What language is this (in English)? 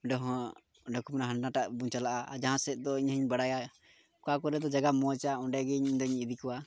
Santali